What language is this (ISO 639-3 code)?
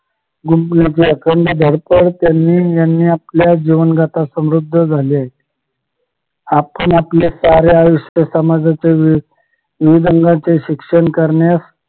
mar